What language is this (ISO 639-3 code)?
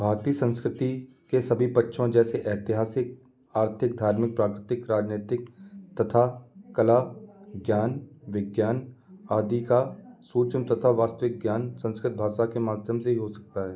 hin